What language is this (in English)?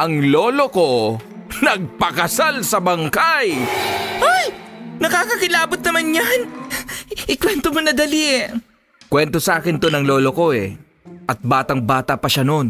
Filipino